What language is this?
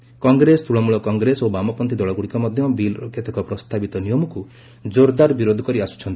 Odia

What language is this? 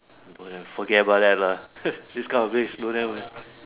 English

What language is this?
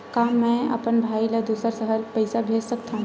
Chhattisgarhi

